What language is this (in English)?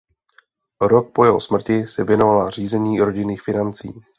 Czech